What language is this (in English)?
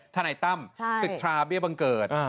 Thai